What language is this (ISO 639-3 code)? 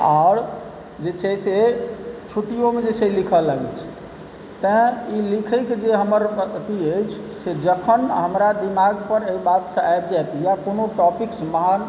mai